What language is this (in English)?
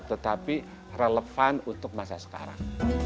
Indonesian